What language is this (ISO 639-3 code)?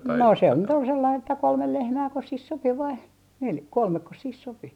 fin